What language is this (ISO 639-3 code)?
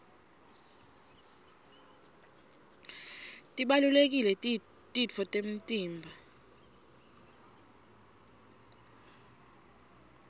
ssw